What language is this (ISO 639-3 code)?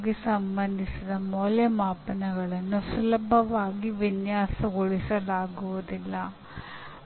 kan